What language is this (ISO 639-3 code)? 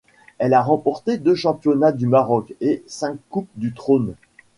fra